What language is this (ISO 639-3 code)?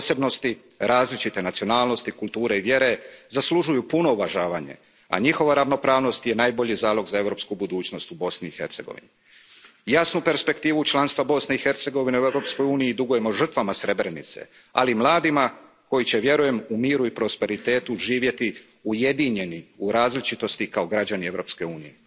hrv